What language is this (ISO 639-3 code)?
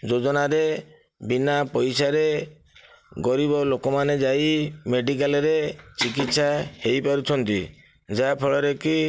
ori